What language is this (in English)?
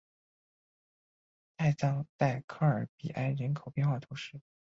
Chinese